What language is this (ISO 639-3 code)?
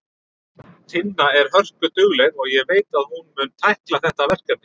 isl